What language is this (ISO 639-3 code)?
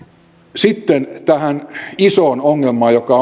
fin